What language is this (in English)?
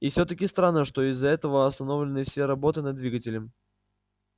Russian